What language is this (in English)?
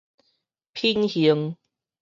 Min Nan Chinese